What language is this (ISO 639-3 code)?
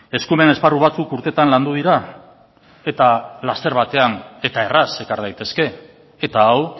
eus